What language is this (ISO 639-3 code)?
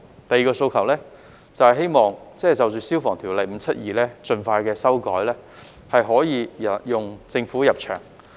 yue